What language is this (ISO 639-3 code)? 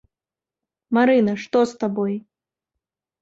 bel